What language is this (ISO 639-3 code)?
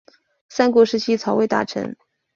zho